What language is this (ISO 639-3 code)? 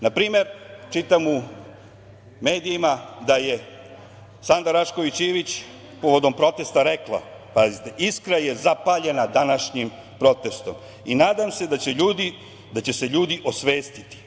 srp